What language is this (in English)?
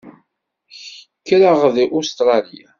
Kabyle